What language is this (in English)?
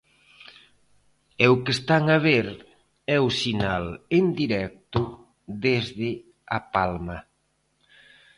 Galician